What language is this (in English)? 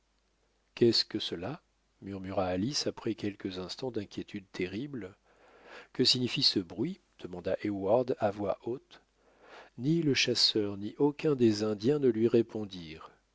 French